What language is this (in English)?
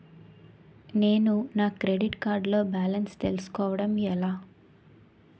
Telugu